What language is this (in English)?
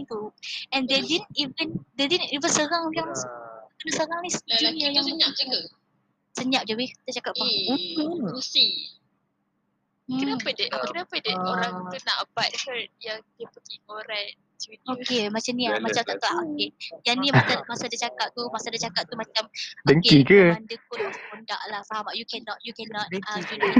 Malay